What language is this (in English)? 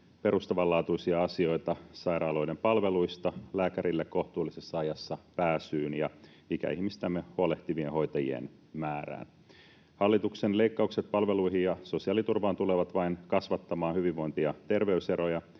Finnish